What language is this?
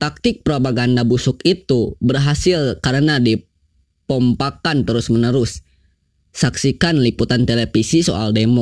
Indonesian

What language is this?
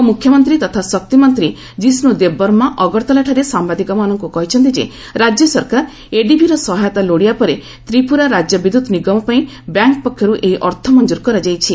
Odia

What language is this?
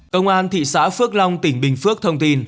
Vietnamese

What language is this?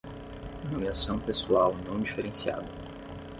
Portuguese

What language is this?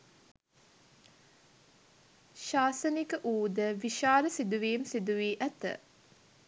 Sinhala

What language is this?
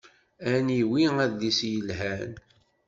Kabyle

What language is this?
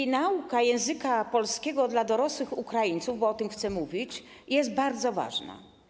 Polish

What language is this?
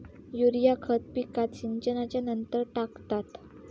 Marathi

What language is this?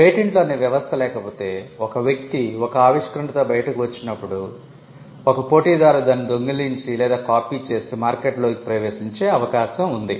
Telugu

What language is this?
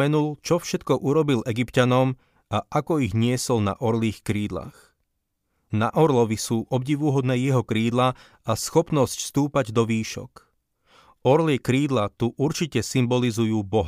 Slovak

